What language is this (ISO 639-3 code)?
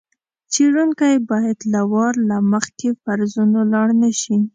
pus